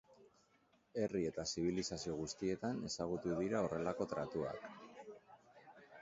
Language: Basque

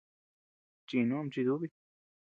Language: Tepeuxila Cuicatec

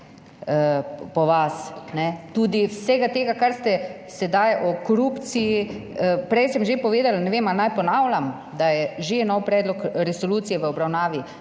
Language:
Slovenian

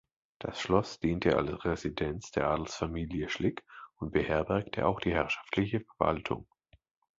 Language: German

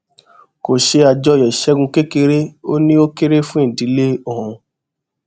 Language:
Yoruba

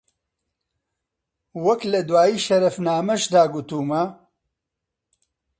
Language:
Central Kurdish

